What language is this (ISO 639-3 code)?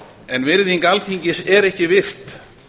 isl